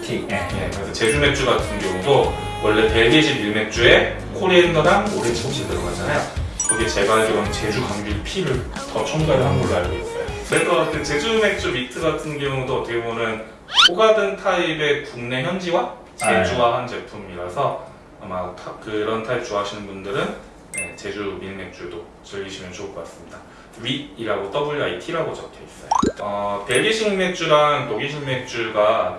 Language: Korean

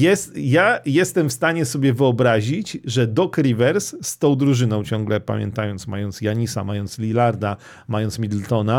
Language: Polish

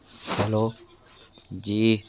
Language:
Hindi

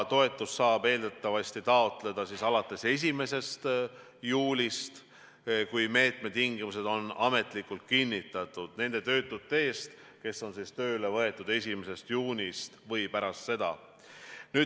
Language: Estonian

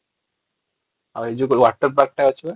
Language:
Odia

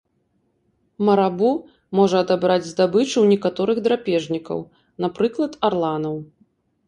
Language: Belarusian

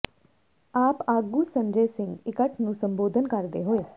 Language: Punjabi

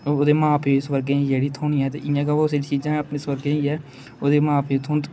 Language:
Dogri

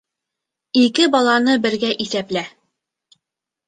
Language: Bashkir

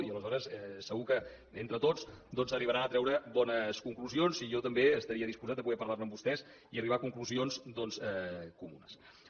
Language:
Catalan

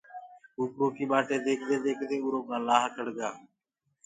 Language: Gurgula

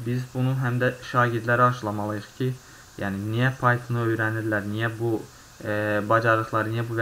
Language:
Turkish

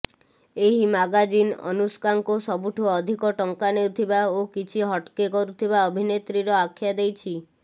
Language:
Odia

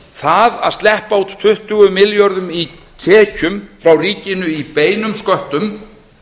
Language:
Icelandic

